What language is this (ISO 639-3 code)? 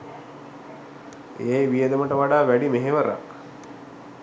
sin